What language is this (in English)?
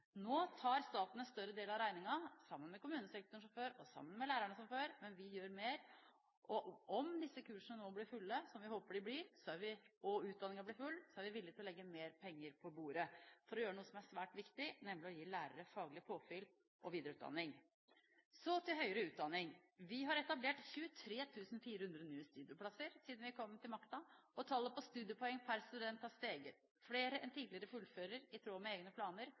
Norwegian Bokmål